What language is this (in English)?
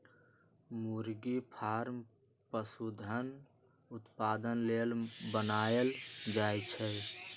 Magahi